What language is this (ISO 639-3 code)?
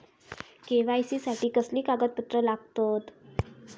mar